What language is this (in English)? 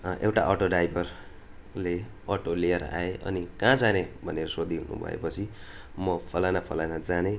Nepali